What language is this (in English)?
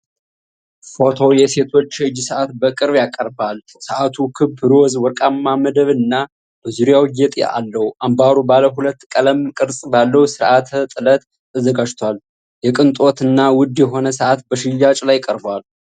Amharic